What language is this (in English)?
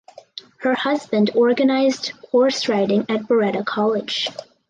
English